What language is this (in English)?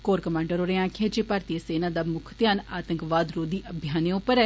Dogri